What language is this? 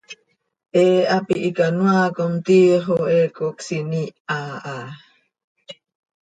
Seri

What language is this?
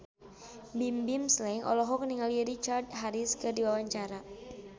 Sundanese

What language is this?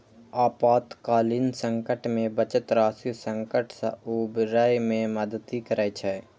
Maithili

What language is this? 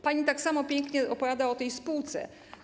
Polish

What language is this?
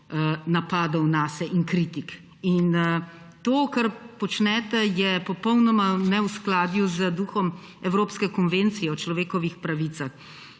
Slovenian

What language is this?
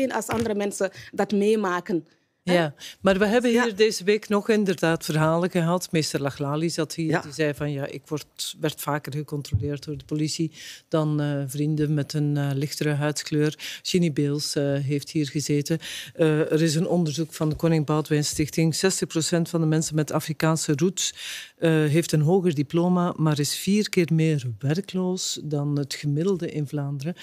Dutch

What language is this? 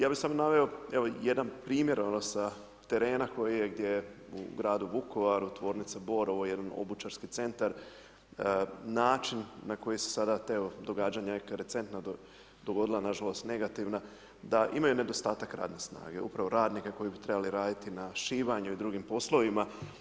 Croatian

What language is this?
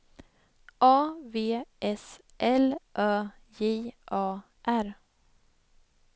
Swedish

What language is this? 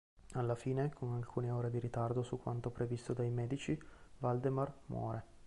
Italian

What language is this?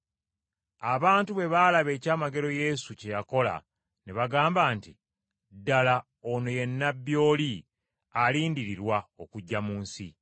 Ganda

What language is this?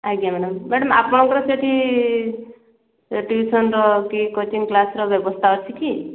Odia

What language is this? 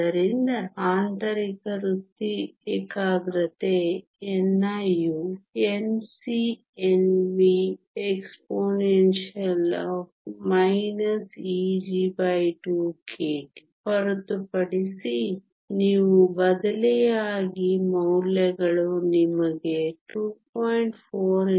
Kannada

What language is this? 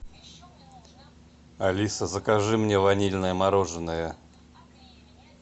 Russian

